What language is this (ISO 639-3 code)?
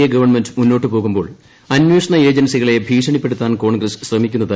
mal